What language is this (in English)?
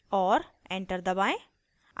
Hindi